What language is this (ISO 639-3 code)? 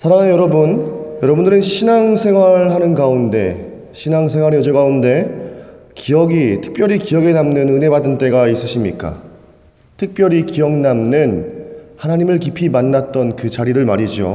kor